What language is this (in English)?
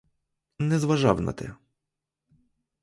Ukrainian